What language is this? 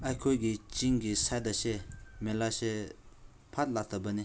Manipuri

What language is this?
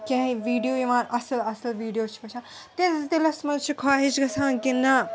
Kashmiri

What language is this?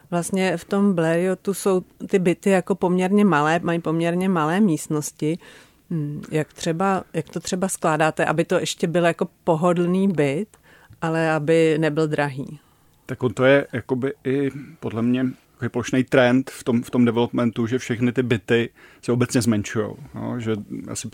Czech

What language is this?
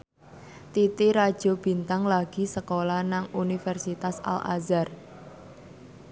Javanese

